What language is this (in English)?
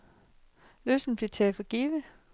Danish